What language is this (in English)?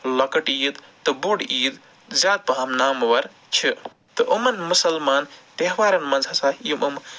Kashmiri